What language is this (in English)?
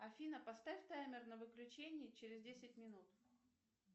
Russian